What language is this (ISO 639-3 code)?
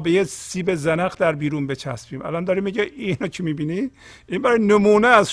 fas